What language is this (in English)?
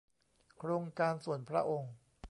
Thai